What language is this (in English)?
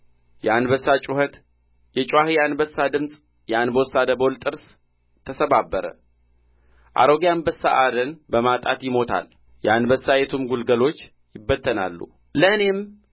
Amharic